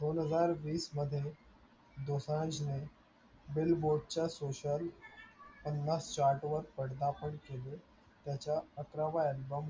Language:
Marathi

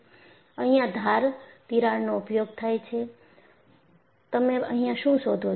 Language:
Gujarati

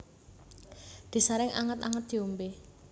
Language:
Javanese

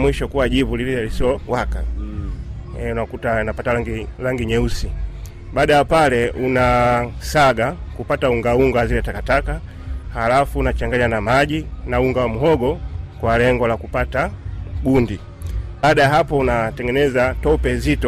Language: Swahili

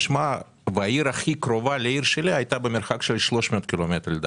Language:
Hebrew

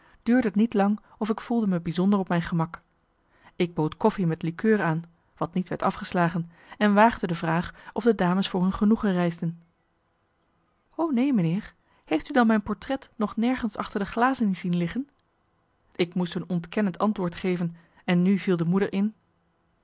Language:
Dutch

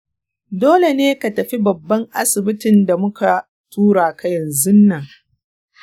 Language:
Hausa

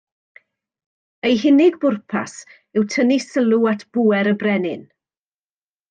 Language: Welsh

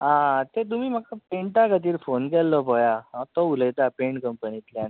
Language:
Konkani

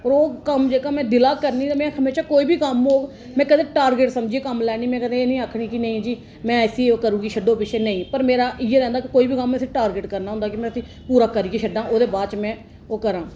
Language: Dogri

